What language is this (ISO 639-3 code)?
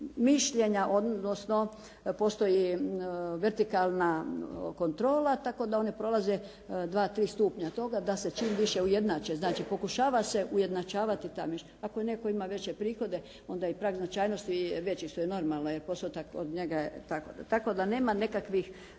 hrv